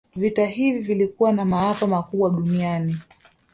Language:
Swahili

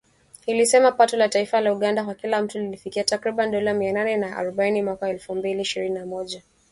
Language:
Swahili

